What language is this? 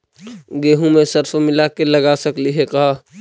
Magahi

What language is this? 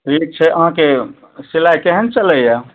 Maithili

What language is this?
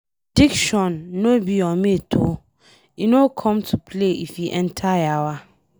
Nigerian Pidgin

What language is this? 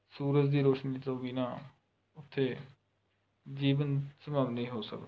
Punjabi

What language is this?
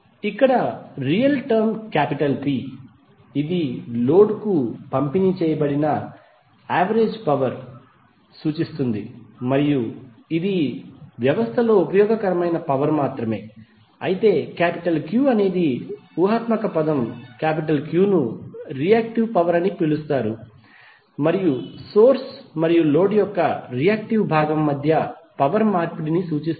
Telugu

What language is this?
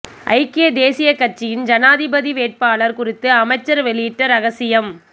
Tamil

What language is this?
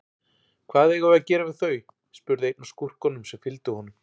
Icelandic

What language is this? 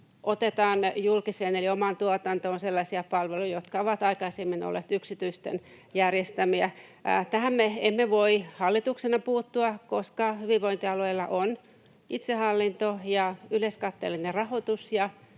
Finnish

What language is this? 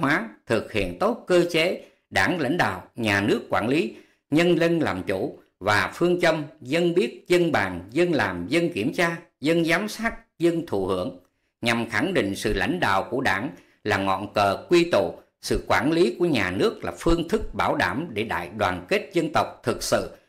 Vietnamese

